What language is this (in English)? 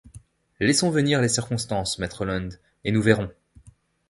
French